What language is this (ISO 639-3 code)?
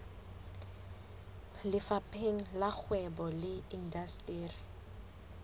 sot